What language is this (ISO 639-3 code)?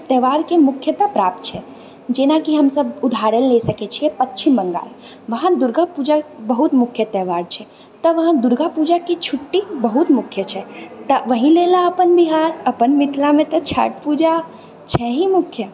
mai